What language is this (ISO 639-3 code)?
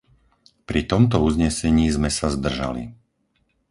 slk